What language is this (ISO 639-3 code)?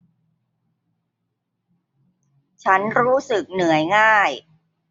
tha